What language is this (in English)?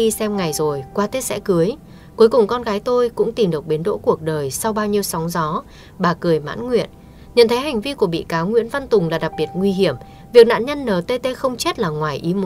Vietnamese